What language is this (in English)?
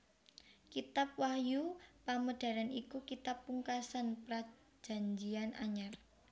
Javanese